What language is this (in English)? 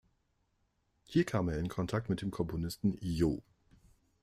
German